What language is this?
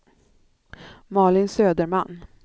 Swedish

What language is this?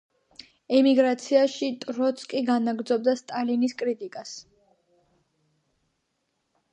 Georgian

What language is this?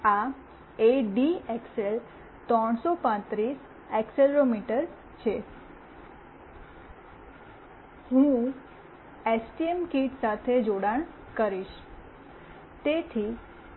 Gujarati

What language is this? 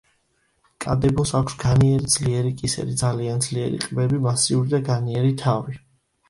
Georgian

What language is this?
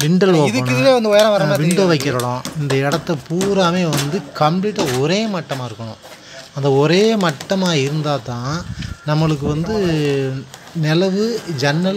Romanian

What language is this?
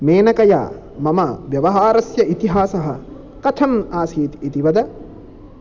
Sanskrit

